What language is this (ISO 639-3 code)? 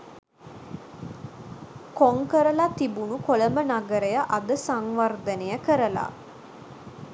sin